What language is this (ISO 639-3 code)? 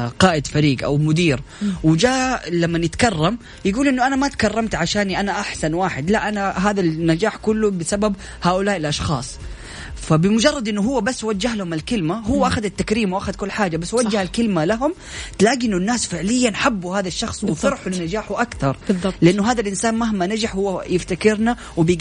ara